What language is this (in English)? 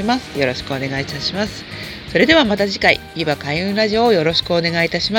Japanese